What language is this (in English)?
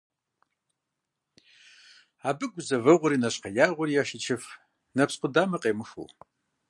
Kabardian